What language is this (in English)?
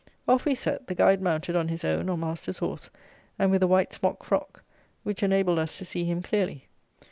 English